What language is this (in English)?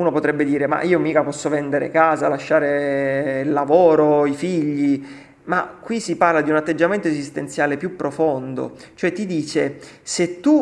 Italian